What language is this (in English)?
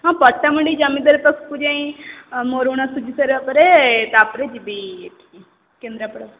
Odia